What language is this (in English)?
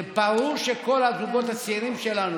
Hebrew